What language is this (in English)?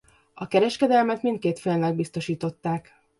Hungarian